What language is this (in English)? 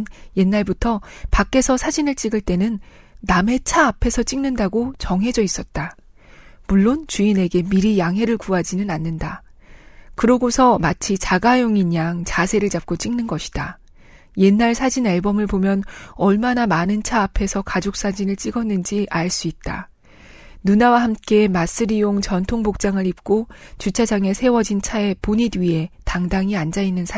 Korean